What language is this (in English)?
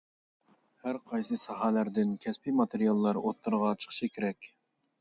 Uyghur